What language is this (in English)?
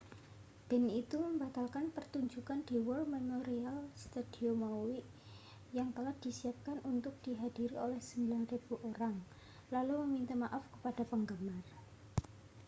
Indonesian